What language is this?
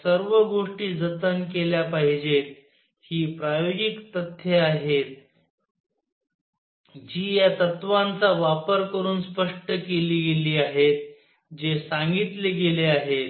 Marathi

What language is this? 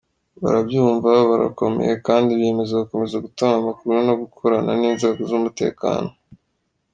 Kinyarwanda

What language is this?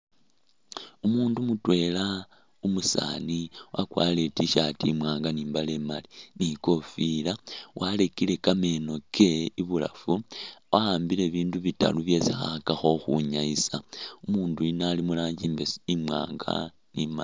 Masaaba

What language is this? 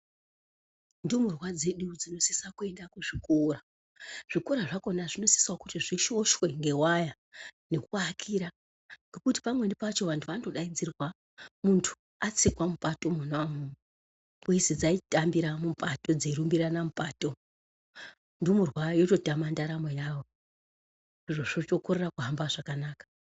Ndau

